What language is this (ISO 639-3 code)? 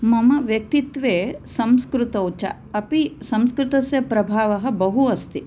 san